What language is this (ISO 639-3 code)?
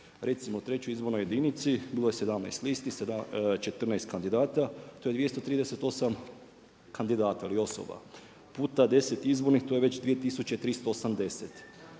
hrv